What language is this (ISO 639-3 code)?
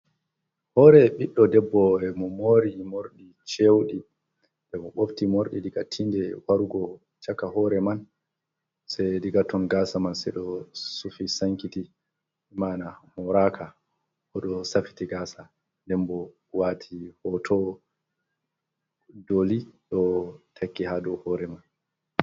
ful